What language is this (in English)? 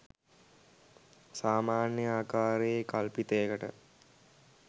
Sinhala